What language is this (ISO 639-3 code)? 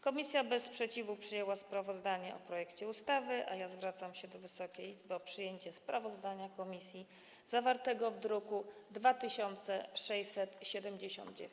pol